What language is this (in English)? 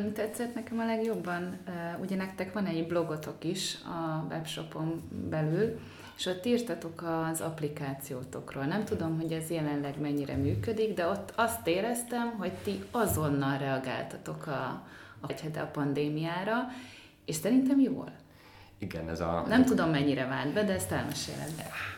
Hungarian